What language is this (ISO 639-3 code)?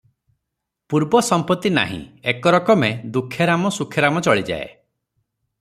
ori